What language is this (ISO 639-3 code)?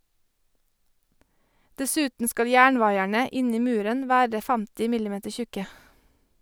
nor